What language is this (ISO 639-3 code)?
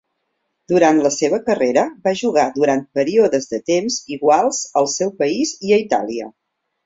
cat